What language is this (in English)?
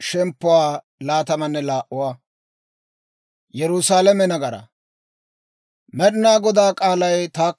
Dawro